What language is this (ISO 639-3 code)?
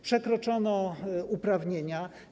pol